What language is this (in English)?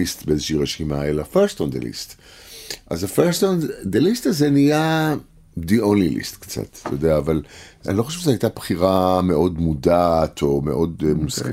Hebrew